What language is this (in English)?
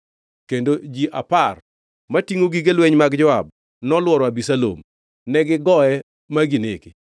Luo (Kenya and Tanzania)